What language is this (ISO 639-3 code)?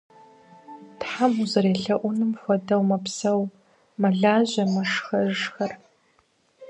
kbd